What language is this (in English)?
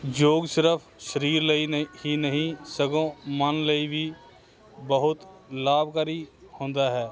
Punjabi